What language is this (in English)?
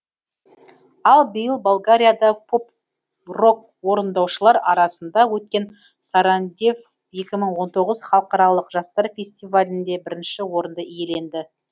Kazakh